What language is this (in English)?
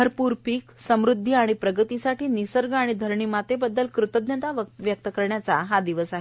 Marathi